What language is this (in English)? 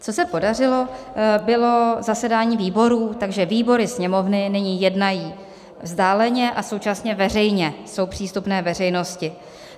Czech